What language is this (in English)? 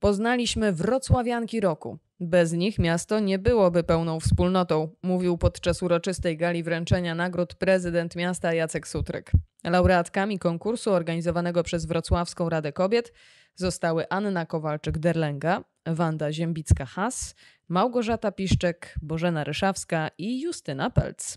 Polish